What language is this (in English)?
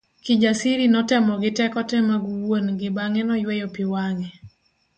Luo (Kenya and Tanzania)